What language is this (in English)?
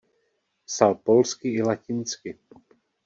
Czech